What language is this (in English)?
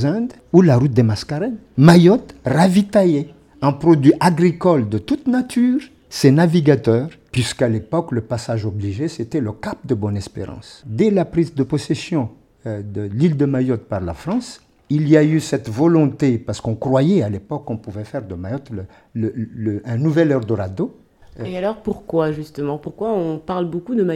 French